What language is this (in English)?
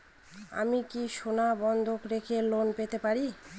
Bangla